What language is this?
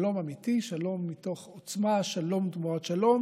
Hebrew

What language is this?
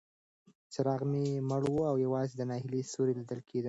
Pashto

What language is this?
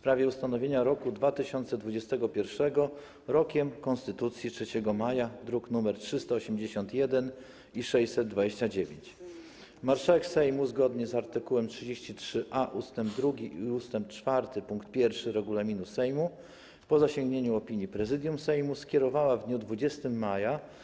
Polish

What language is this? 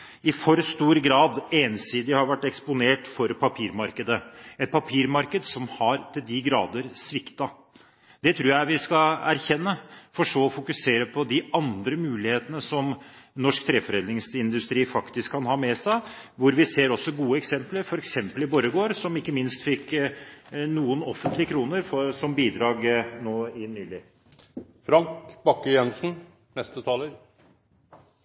Norwegian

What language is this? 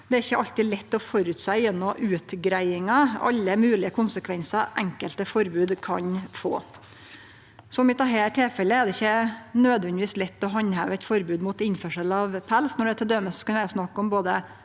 Norwegian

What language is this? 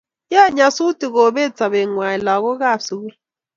Kalenjin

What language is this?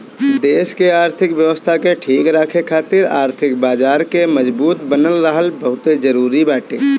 Bhojpuri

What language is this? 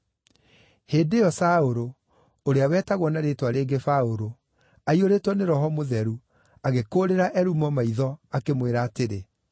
Kikuyu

